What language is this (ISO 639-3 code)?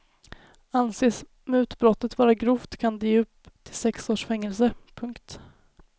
swe